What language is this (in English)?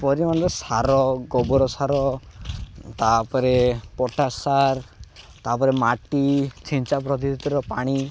Odia